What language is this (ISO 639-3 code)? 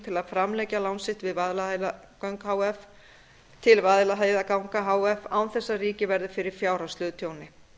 isl